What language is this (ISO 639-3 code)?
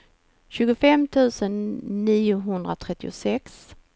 swe